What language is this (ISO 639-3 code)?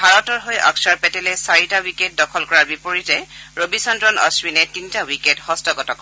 asm